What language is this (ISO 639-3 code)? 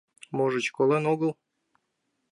chm